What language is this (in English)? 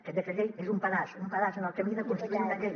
Catalan